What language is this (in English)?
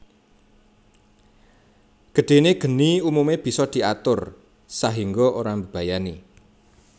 Javanese